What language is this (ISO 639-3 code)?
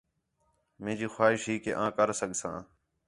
xhe